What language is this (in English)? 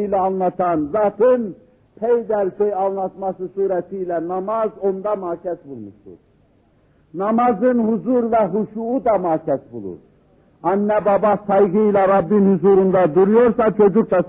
Turkish